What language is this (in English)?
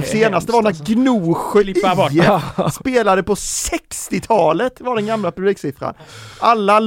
Swedish